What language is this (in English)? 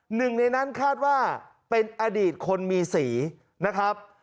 Thai